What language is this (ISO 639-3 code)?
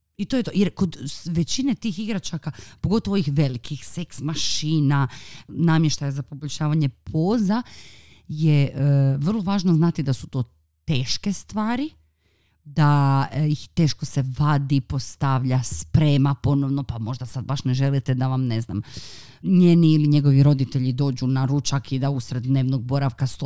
hrv